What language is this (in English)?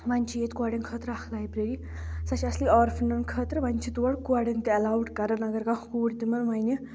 Kashmiri